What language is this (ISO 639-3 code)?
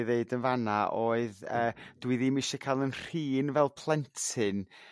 cym